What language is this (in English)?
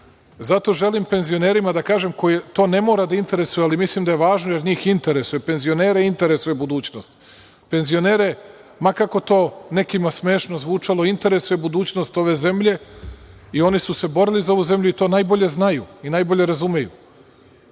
Serbian